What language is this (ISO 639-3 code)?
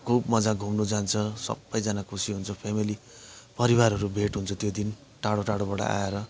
nep